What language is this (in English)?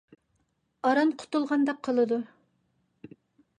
Uyghur